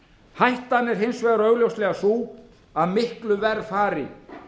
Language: Icelandic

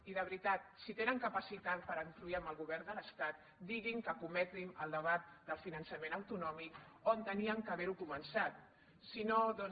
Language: Catalan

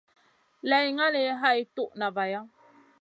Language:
Masana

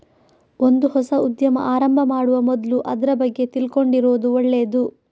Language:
Kannada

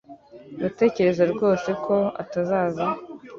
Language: Kinyarwanda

